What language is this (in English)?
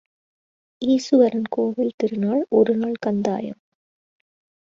Tamil